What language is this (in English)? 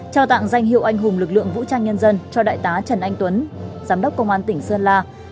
Vietnamese